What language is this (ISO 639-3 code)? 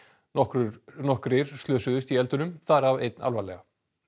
isl